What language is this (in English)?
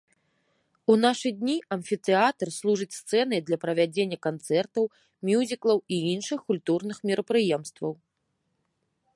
Belarusian